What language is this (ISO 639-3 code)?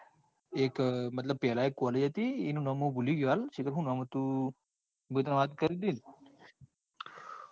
guj